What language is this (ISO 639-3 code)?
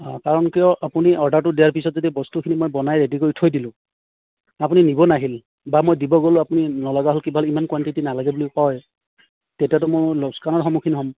asm